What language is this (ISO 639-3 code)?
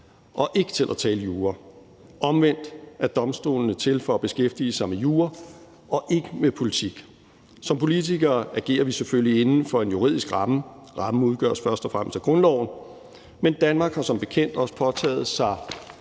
dan